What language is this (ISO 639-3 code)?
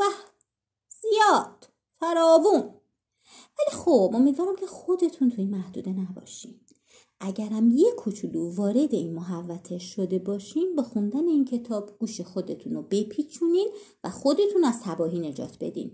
fas